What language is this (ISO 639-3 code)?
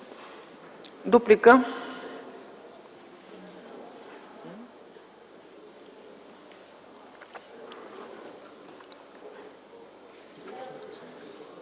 bul